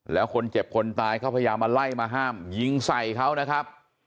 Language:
Thai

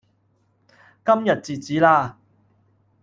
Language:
Cantonese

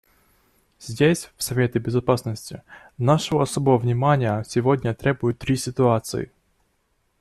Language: Russian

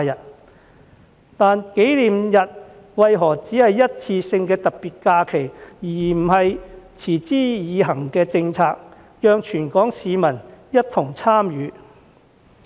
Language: Cantonese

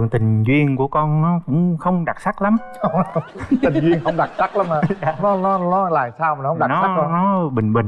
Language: Vietnamese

